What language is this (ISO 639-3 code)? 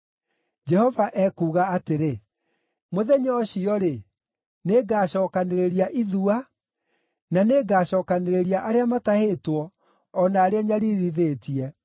kik